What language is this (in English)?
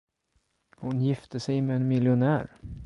Swedish